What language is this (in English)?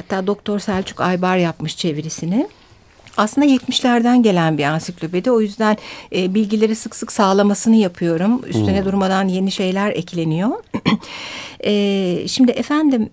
Turkish